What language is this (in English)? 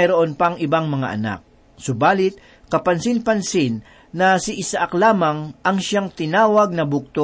Filipino